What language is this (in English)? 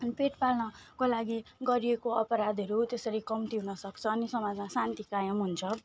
Nepali